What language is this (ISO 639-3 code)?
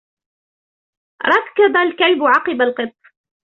ara